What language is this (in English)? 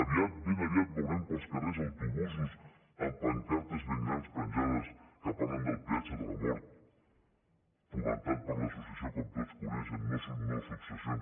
Catalan